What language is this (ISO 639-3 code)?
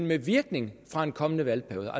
dan